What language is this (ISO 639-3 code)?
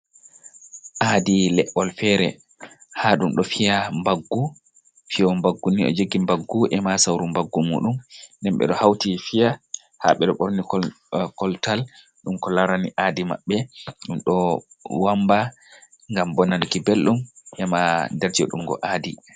ful